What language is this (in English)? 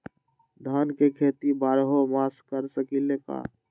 Magahi